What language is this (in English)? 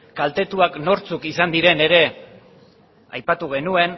Basque